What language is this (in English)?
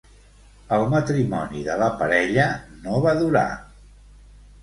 Catalan